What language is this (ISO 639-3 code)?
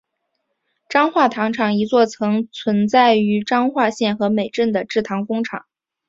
zho